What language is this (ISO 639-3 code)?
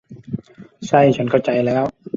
tha